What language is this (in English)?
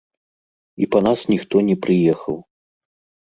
Belarusian